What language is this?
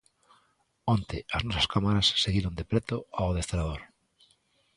Galician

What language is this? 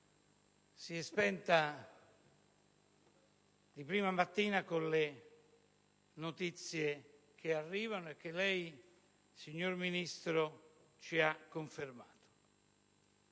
Italian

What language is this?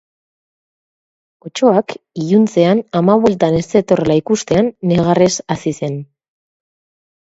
Basque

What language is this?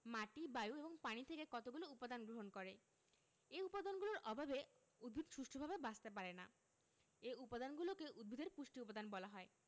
Bangla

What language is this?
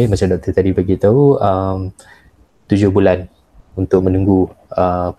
Malay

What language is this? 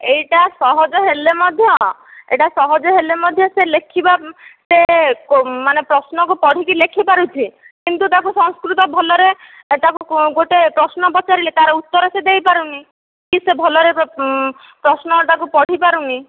Odia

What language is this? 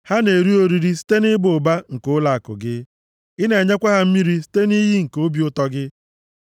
Igbo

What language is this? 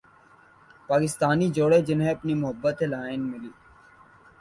Urdu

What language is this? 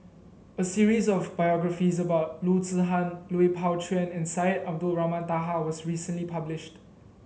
English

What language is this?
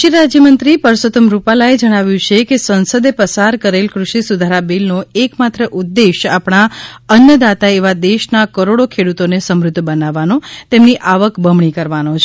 Gujarati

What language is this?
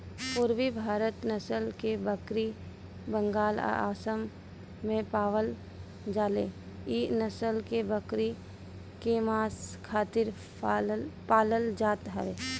Bhojpuri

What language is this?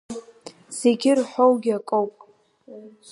Abkhazian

